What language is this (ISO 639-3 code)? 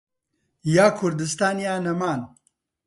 ckb